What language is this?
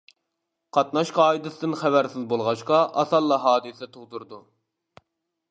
Uyghur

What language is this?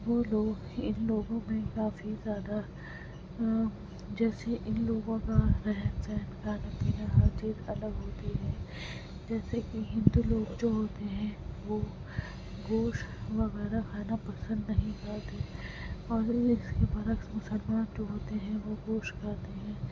Urdu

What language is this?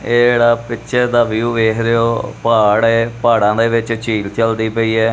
Punjabi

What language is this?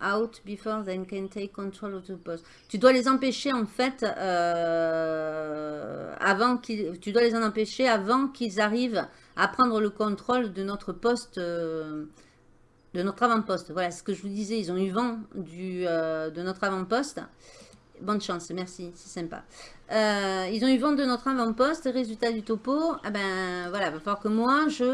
French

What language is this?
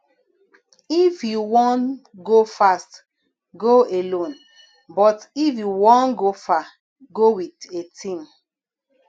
Nigerian Pidgin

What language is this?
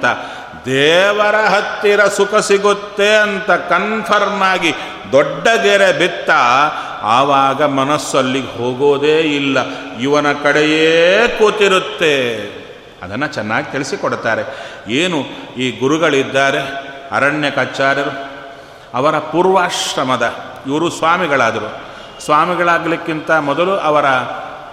Kannada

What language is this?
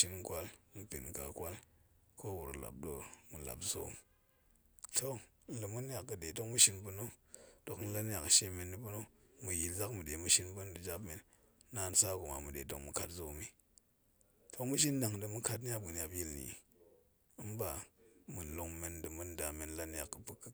Goemai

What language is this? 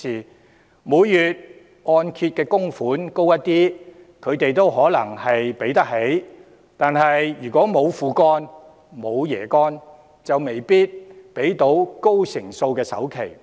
Cantonese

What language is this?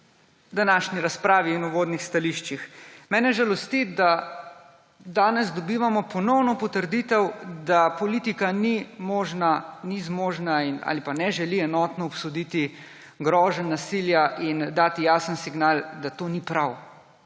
Slovenian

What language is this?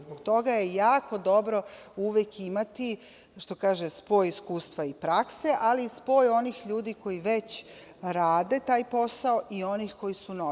Serbian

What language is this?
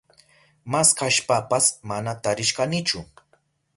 Southern Pastaza Quechua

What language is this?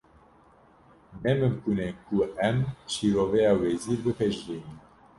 Kurdish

